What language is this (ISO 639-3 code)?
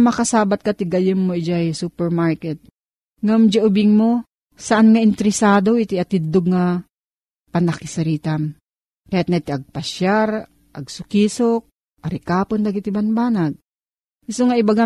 fil